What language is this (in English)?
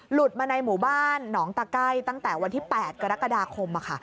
Thai